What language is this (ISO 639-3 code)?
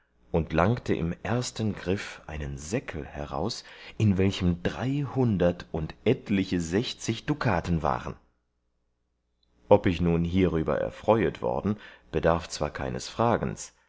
deu